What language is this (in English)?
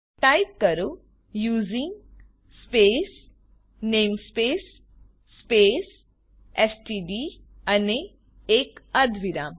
Gujarati